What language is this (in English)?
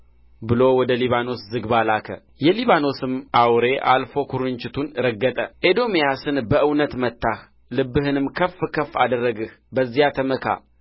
Amharic